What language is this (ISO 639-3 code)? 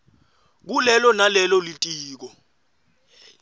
ssw